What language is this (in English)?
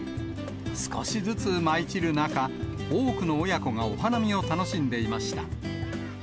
Japanese